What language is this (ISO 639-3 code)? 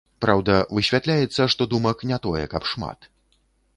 bel